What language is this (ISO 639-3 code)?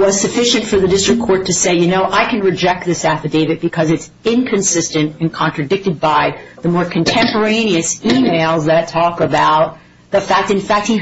eng